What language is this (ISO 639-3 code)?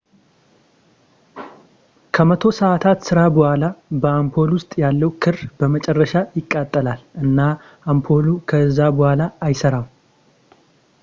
amh